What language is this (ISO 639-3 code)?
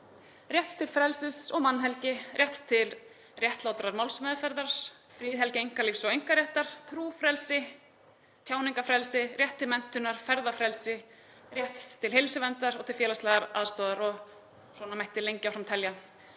isl